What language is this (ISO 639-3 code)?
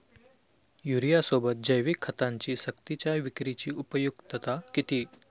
mar